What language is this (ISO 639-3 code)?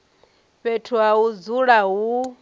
ven